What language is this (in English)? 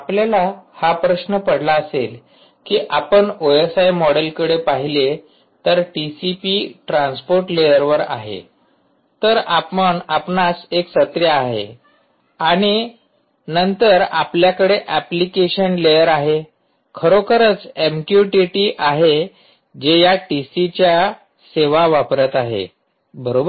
Marathi